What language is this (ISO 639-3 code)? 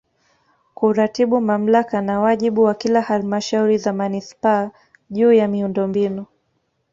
swa